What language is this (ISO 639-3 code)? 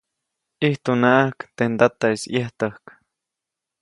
zoc